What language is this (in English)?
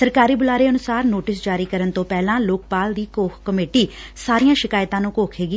Punjabi